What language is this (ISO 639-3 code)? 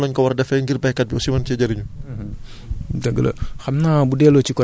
wol